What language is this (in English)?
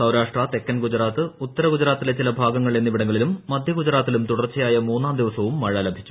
Malayalam